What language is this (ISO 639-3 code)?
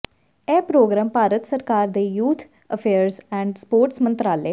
pan